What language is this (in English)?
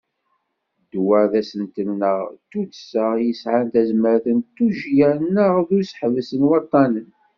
Kabyle